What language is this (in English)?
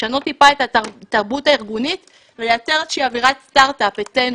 Hebrew